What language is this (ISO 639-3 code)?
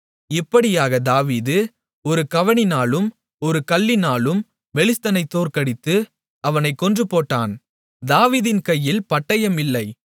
tam